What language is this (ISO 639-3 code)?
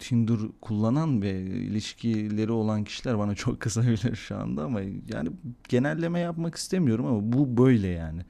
tur